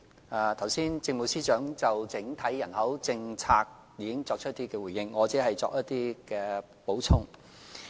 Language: Cantonese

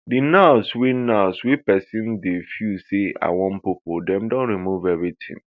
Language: Nigerian Pidgin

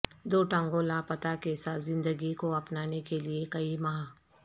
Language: Urdu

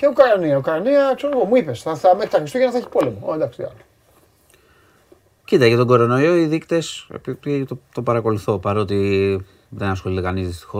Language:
Greek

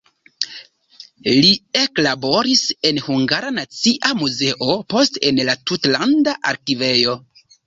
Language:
Esperanto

